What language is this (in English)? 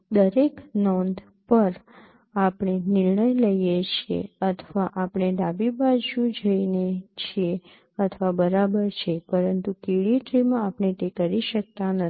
Gujarati